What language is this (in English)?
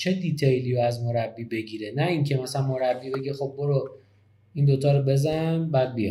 Persian